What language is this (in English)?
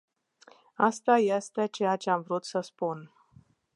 Romanian